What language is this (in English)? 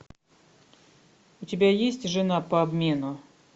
Russian